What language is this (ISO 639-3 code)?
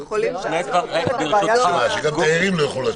heb